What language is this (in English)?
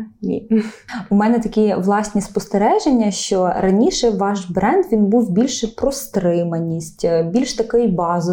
Ukrainian